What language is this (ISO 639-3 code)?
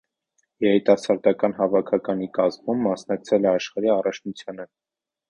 hye